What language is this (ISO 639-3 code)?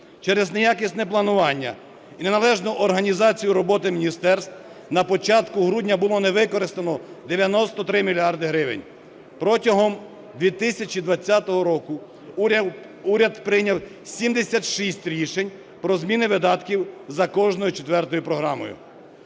ukr